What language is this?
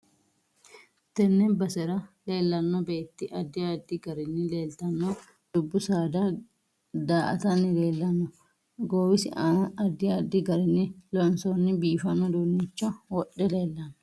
Sidamo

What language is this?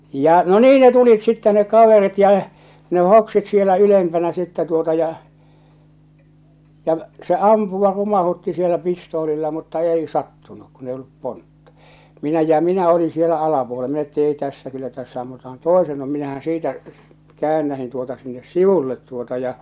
Finnish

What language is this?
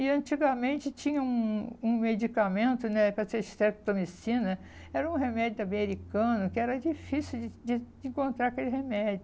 Portuguese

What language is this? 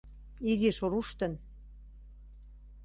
Mari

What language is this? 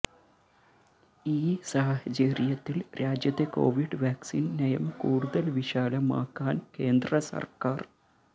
Malayalam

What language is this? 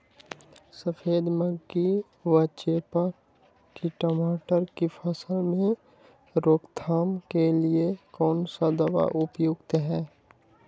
Magahi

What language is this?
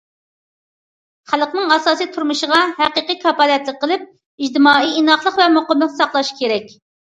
Uyghur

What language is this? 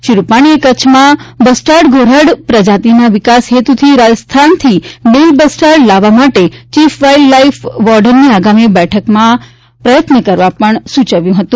Gujarati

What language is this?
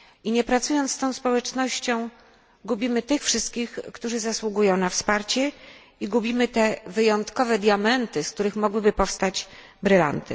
Polish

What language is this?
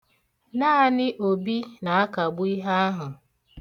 Igbo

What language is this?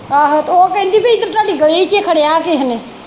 Punjabi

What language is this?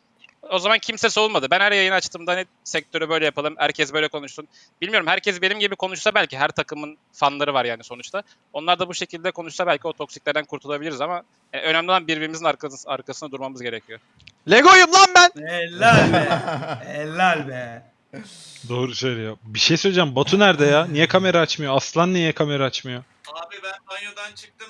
Turkish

